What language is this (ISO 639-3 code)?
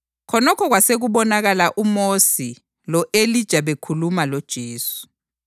nde